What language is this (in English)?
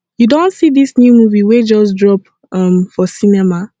Nigerian Pidgin